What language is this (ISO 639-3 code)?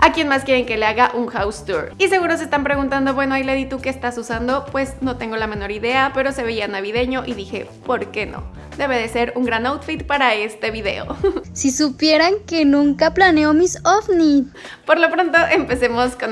spa